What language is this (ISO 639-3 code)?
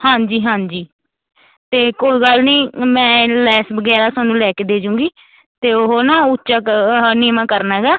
pan